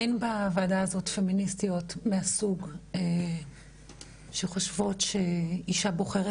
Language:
Hebrew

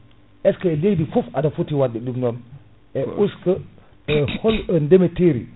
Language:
Fula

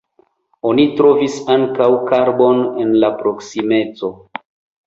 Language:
Esperanto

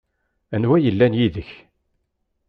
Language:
Kabyle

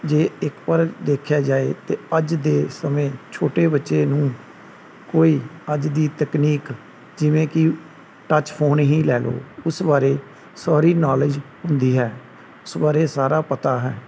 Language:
Punjabi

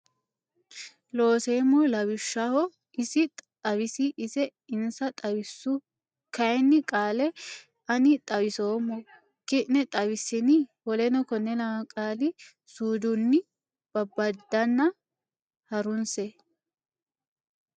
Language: Sidamo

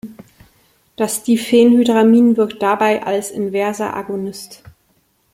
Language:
German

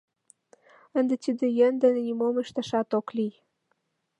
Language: Mari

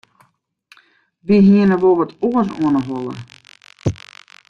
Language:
Western Frisian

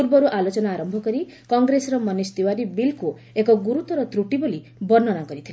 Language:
Odia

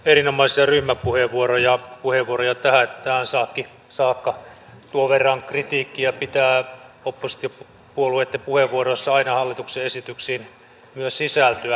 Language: Finnish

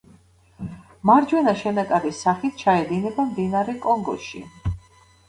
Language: Georgian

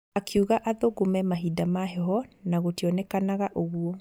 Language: Kikuyu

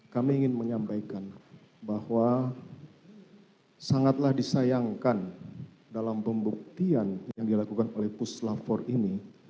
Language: Indonesian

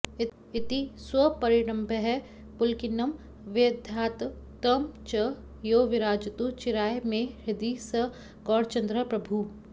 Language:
Sanskrit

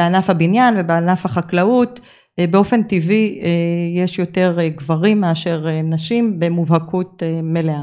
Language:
Hebrew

